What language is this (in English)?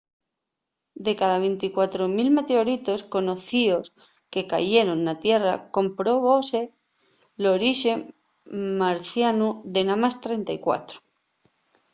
Asturian